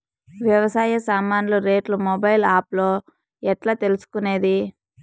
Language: Telugu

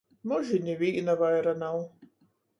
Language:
Latgalian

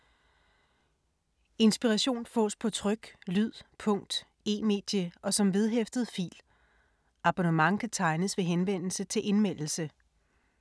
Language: Danish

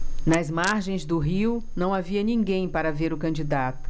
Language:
Portuguese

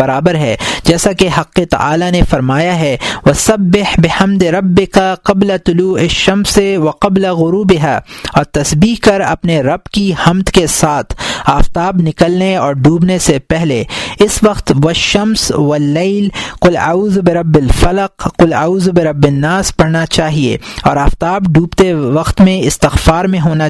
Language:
Urdu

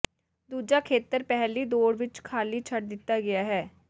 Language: Punjabi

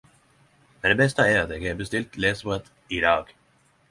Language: Norwegian Nynorsk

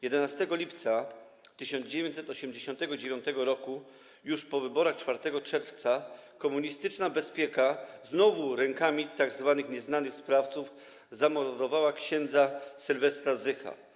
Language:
Polish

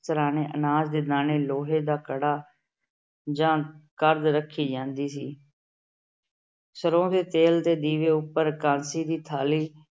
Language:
Punjabi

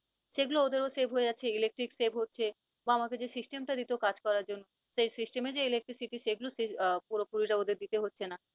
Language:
Bangla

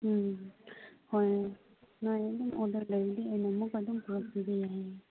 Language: Manipuri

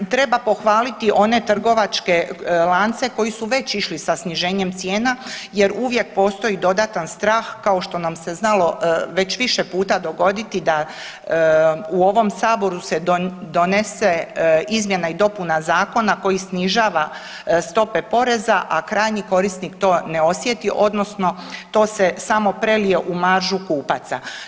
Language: Croatian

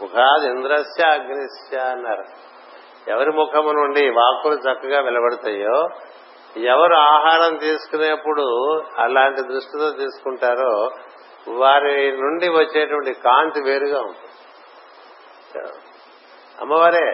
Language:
Telugu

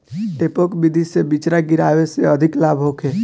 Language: Bhojpuri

